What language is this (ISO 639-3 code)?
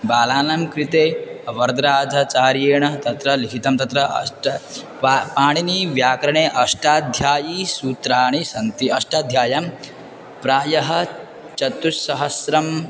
san